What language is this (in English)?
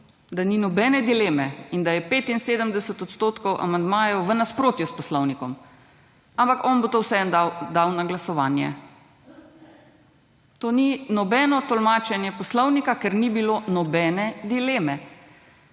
Slovenian